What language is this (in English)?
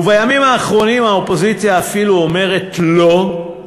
Hebrew